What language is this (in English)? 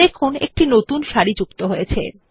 Bangla